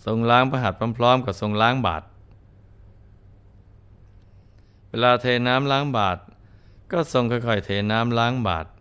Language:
Thai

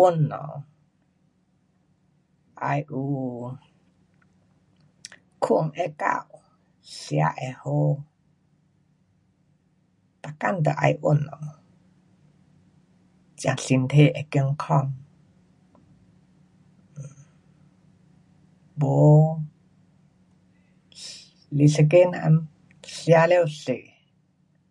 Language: Pu-Xian Chinese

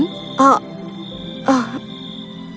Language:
Indonesian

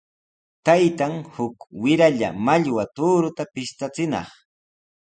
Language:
Sihuas Ancash Quechua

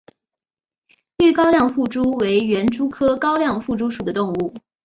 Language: Chinese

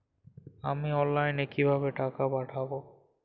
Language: Bangla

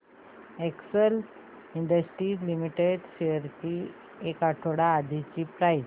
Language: Marathi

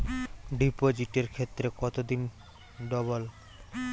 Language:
Bangla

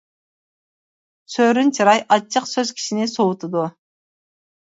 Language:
Uyghur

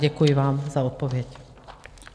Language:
Czech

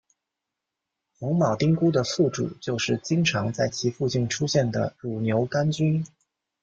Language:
Chinese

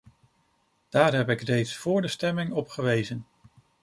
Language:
Dutch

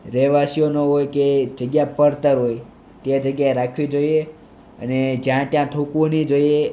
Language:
Gujarati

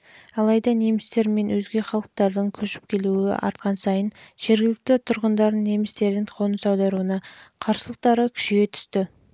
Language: Kazakh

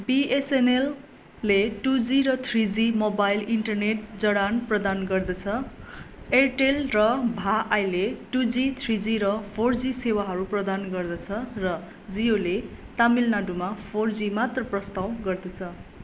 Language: Nepali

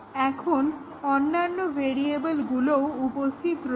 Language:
Bangla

